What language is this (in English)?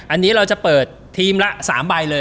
Thai